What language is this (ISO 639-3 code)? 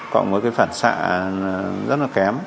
vie